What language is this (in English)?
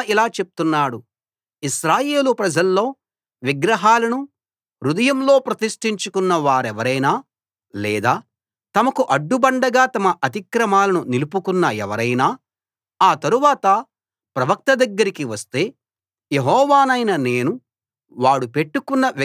Telugu